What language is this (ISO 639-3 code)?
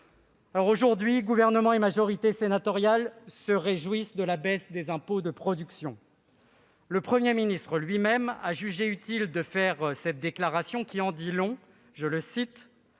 fra